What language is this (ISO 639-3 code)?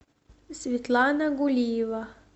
rus